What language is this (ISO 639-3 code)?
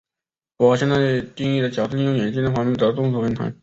zho